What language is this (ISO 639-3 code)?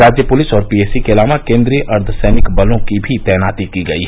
hin